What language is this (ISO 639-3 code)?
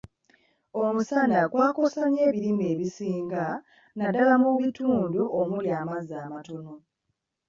lug